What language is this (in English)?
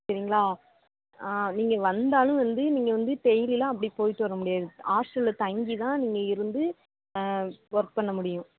Tamil